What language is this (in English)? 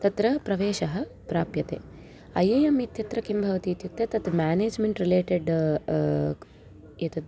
Sanskrit